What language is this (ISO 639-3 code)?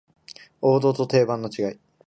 jpn